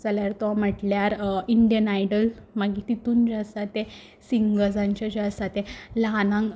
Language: Konkani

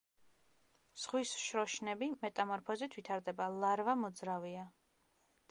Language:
Georgian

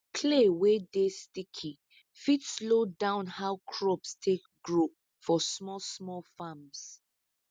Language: Nigerian Pidgin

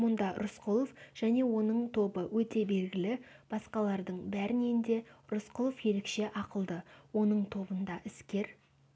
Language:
Kazakh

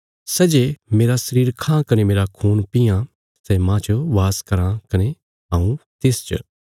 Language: Bilaspuri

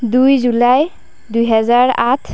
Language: Assamese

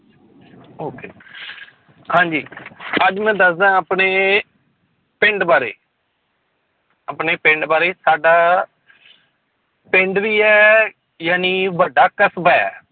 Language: Punjabi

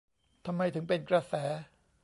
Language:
Thai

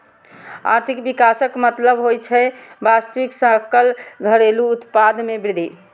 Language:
Maithili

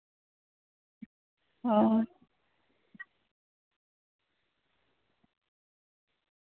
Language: Santali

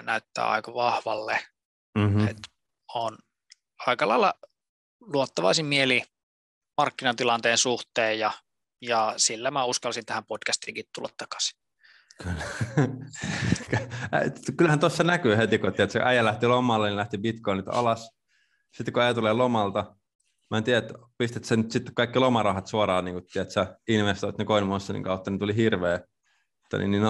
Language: Finnish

